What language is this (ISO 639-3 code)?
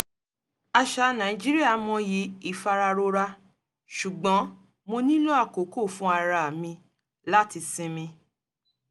yor